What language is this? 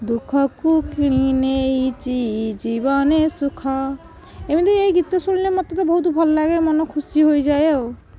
Odia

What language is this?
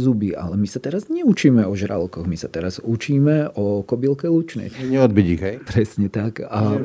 Slovak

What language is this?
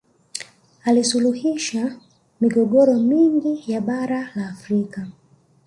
Swahili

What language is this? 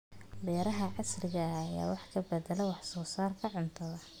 Somali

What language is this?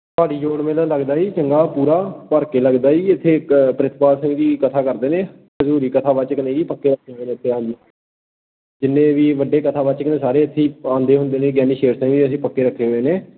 Punjabi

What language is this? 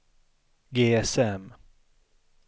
Swedish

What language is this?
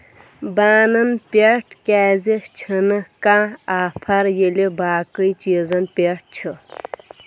Kashmiri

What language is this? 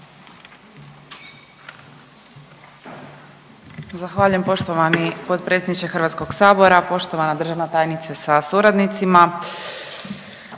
Croatian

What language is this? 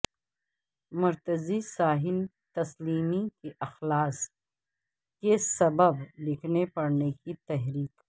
Urdu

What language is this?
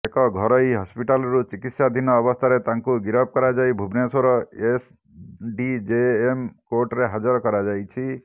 Odia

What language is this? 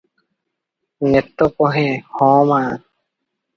Odia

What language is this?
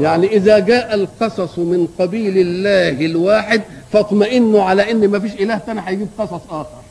Arabic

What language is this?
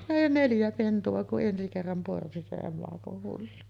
Finnish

